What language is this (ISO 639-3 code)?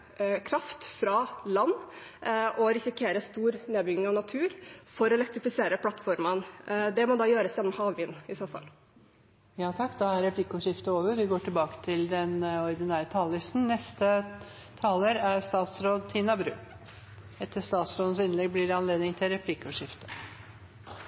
nor